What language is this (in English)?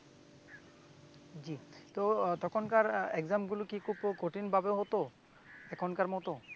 Bangla